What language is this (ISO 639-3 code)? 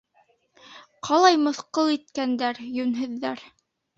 bak